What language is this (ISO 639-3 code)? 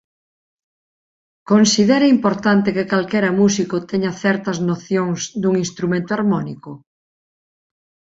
glg